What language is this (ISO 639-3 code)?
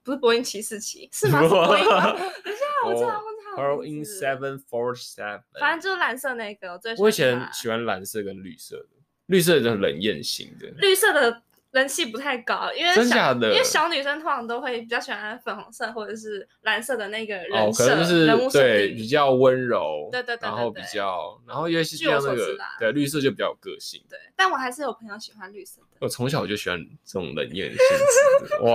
zho